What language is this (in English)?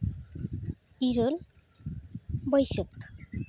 Santali